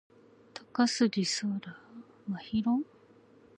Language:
Japanese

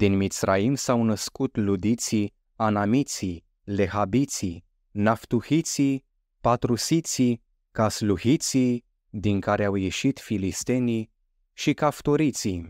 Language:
Romanian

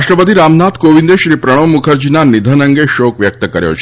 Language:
Gujarati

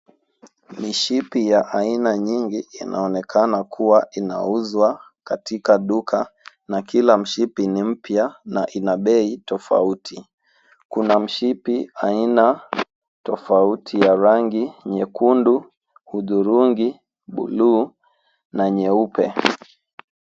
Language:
Swahili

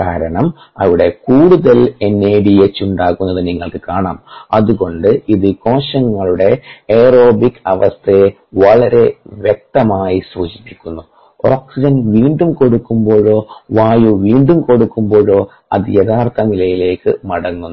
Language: Malayalam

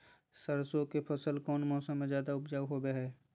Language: Magahi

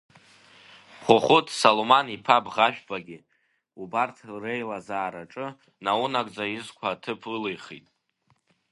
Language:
Abkhazian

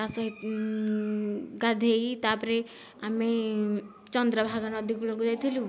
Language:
Odia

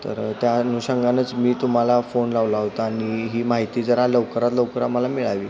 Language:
Marathi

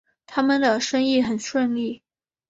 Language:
Chinese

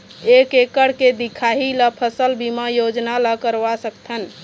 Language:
Chhattisgarhi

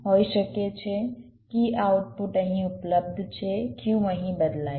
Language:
Gujarati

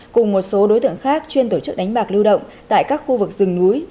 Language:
Vietnamese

